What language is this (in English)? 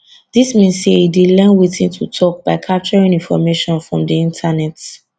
Nigerian Pidgin